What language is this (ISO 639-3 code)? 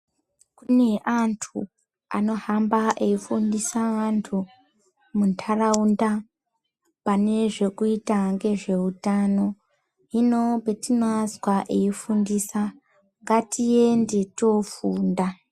ndc